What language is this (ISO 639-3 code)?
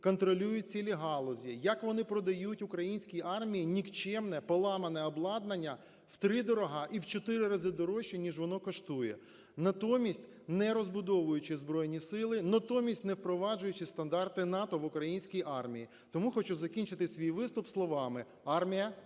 ukr